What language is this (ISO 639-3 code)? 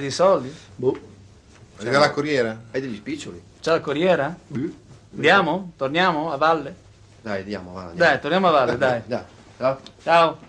ita